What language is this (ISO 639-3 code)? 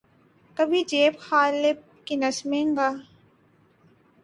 urd